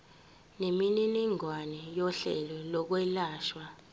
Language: Zulu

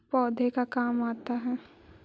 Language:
Magahi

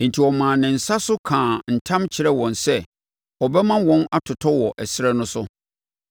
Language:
Akan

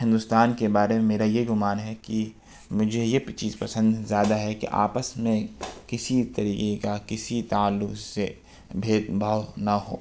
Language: Urdu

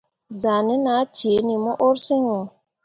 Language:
Mundang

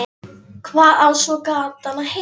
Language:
Icelandic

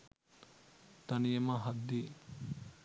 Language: Sinhala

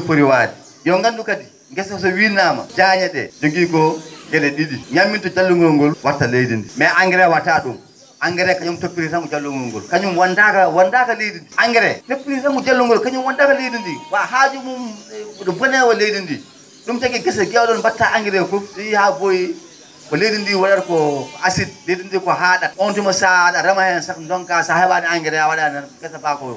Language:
Fula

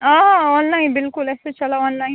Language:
Kashmiri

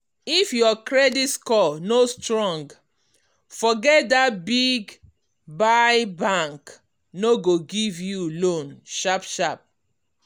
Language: Nigerian Pidgin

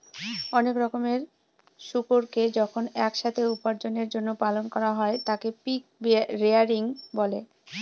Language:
Bangla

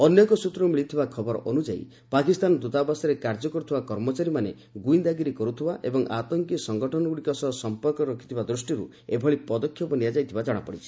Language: Odia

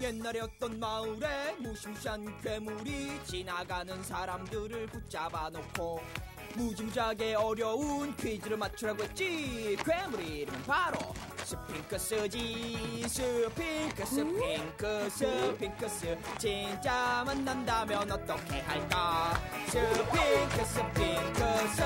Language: Korean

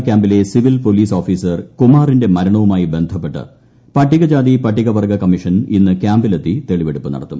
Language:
Malayalam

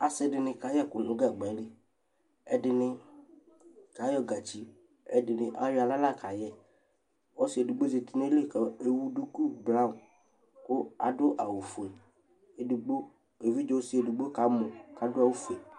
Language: Ikposo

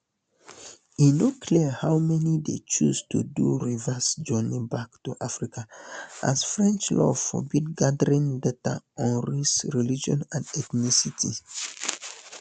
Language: Nigerian Pidgin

